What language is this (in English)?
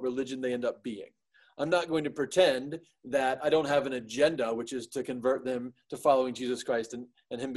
English